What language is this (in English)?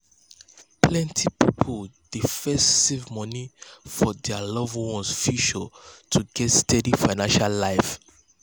Nigerian Pidgin